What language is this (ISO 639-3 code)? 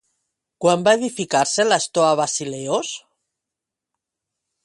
cat